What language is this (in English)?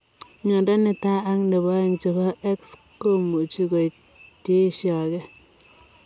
Kalenjin